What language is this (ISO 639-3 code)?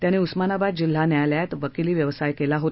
mar